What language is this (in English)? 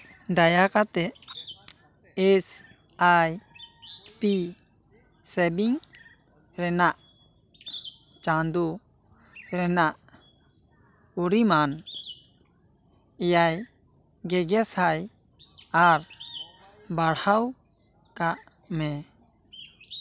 Santali